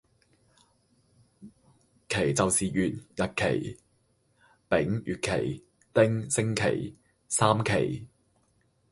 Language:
Cantonese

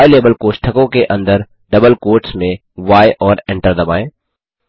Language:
Hindi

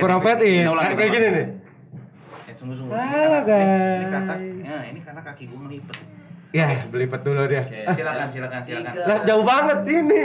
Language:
Indonesian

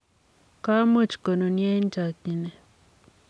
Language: Kalenjin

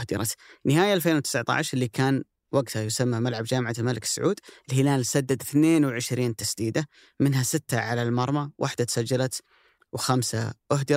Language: Arabic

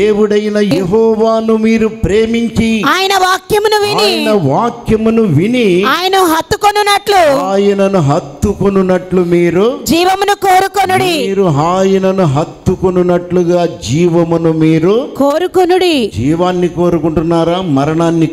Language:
Telugu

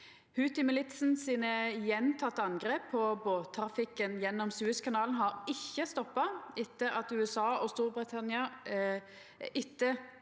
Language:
Norwegian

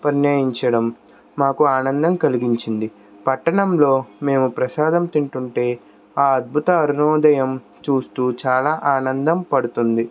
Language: Telugu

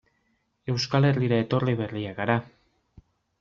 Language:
Basque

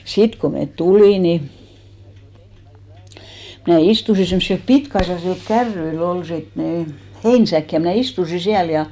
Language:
Finnish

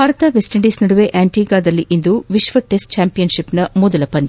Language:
Kannada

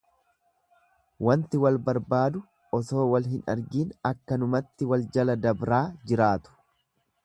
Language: Oromo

